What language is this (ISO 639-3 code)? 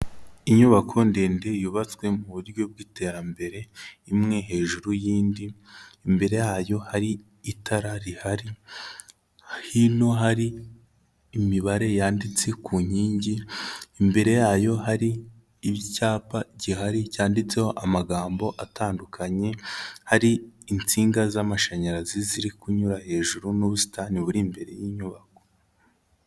kin